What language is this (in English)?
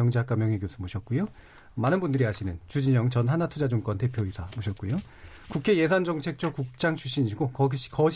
Korean